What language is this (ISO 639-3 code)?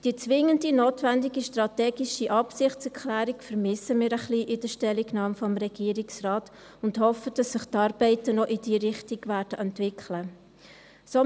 gsw